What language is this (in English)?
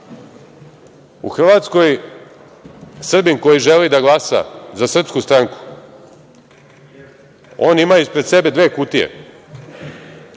Serbian